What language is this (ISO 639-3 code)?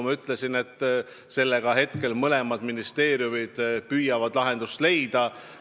est